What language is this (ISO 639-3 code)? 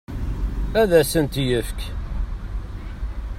kab